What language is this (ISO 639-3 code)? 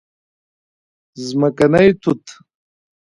pus